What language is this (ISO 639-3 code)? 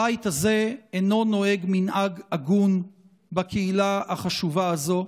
heb